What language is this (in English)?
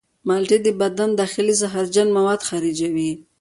Pashto